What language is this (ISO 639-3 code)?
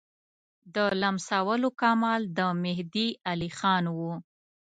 pus